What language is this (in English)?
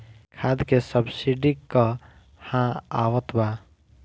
Bhojpuri